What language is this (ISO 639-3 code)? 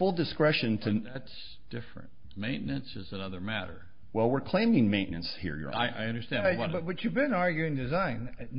eng